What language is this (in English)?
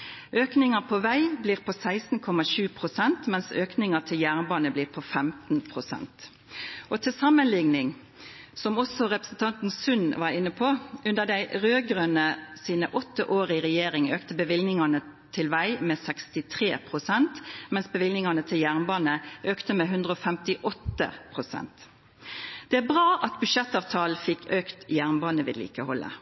Norwegian Nynorsk